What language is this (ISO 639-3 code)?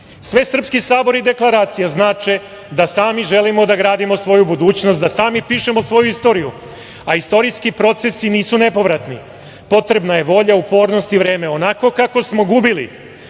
srp